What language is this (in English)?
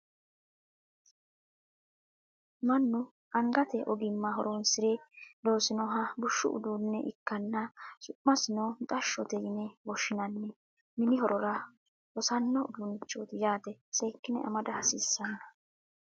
Sidamo